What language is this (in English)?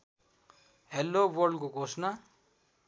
Nepali